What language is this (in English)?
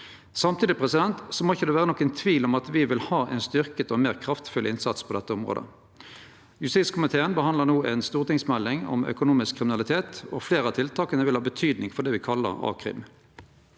Norwegian